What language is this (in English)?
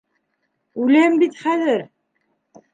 Bashkir